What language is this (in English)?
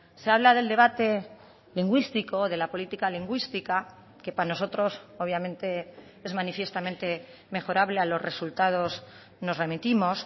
Spanish